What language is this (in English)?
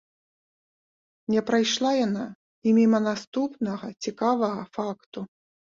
Belarusian